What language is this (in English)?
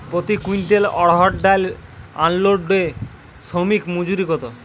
Bangla